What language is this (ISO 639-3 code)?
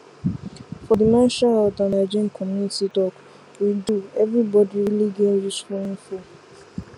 pcm